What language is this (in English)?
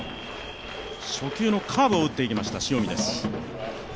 Japanese